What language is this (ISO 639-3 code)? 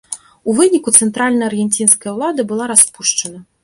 bel